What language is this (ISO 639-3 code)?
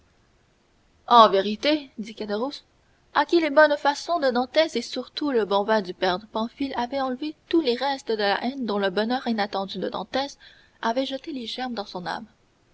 fra